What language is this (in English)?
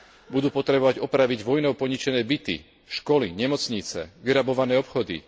Slovak